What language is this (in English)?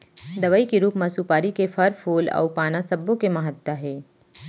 Chhattisgarhi